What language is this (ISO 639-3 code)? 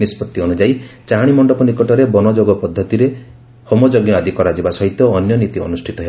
ori